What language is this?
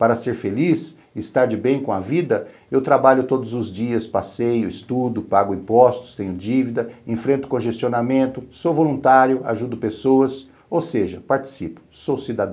Portuguese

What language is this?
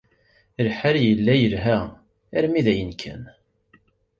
Kabyle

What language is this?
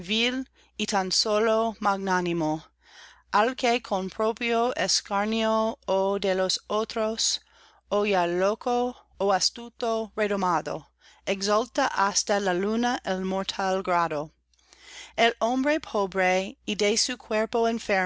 Spanish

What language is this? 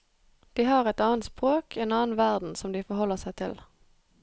Norwegian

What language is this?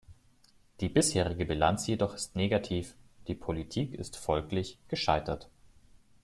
German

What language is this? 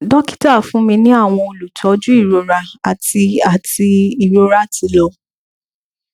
Yoruba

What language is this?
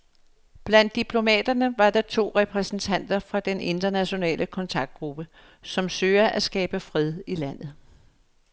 Danish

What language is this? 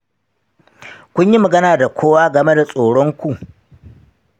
Hausa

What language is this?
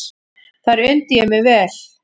Icelandic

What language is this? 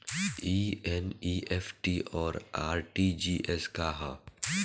Bhojpuri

